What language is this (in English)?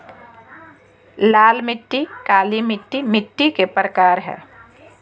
Magahi